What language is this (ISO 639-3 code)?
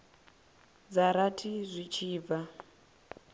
ven